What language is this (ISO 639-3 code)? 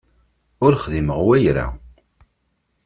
kab